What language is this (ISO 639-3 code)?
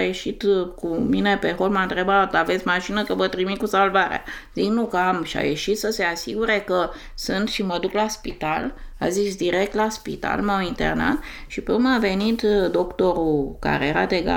ron